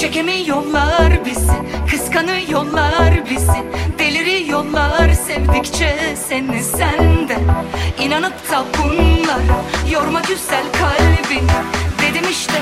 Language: Turkish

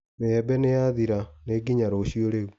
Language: Kikuyu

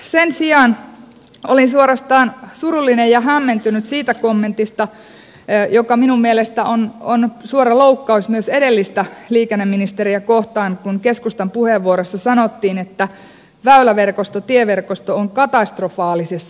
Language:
Finnish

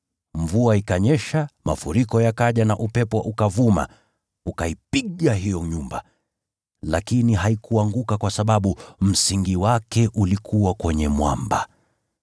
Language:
Swahili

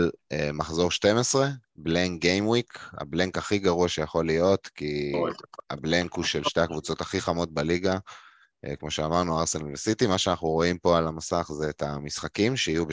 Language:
Hebrew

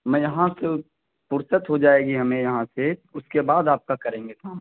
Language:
Urdu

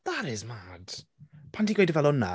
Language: Welsh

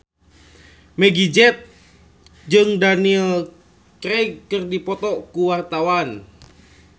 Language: Sundanese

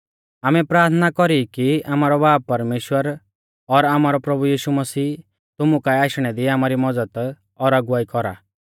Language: Mahasu Pahari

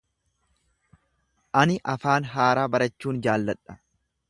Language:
Oromo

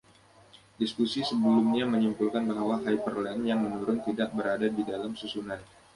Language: Indonesian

